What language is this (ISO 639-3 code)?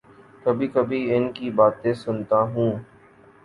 urd